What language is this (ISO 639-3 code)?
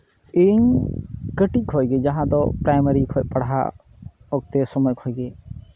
sat